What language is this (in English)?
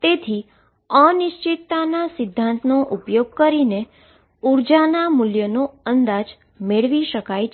Gujarati